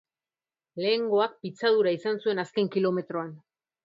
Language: Basque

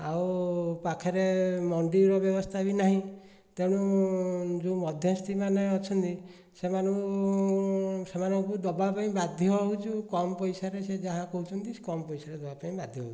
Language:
Odia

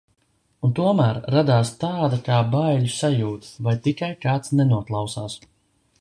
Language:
Latvian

